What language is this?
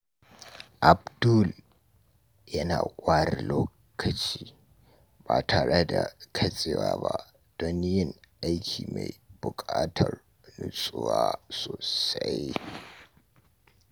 Hausa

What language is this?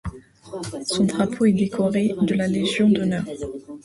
French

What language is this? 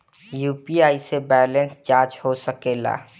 Bhojpuri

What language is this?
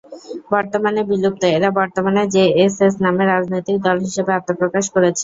Bangla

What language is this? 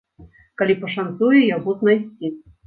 Belarusian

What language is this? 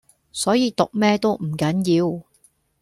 Cantonese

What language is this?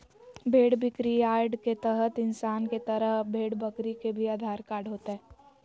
Magahi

